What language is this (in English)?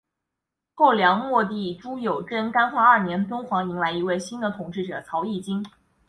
Chinese